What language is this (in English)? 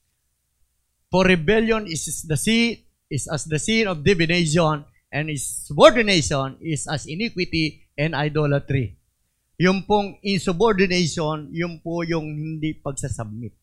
Filipino